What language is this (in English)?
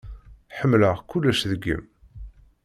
Kabyle